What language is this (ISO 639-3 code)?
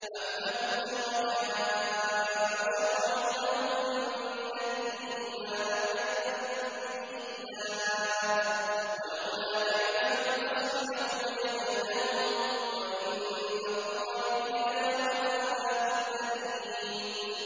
ara